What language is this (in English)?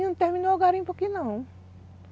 Portuguese